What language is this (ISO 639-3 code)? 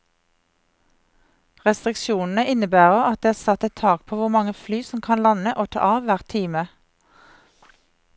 nor